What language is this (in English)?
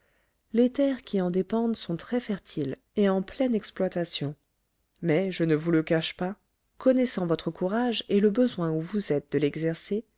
French